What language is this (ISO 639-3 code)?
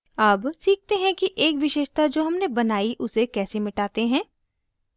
hin